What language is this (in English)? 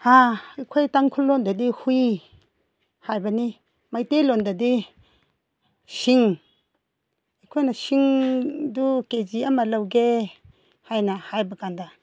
Manipuri